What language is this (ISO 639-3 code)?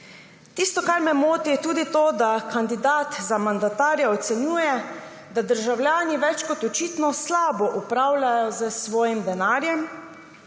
slv